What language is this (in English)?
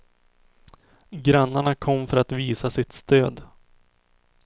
Swedish